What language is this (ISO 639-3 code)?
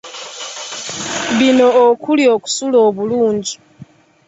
lug